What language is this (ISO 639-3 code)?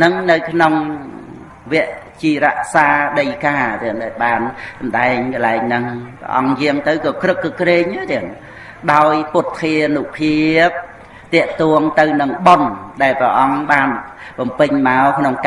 vie